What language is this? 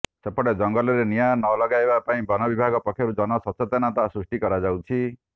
Odia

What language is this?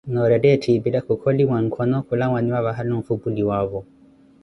Koti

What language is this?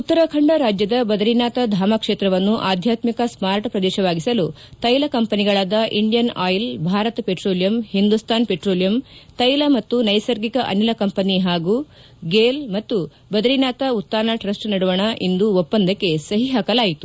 Kannada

